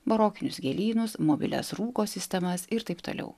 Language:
Lithuanian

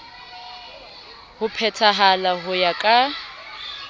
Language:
Southern Sotho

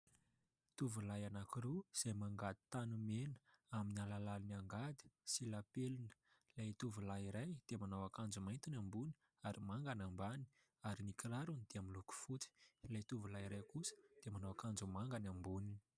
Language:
Malagasy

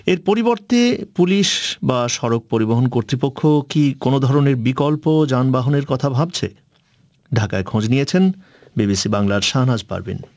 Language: Bangla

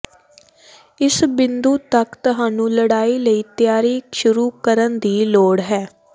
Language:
Punjabi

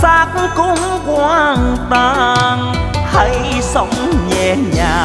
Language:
Vietnamese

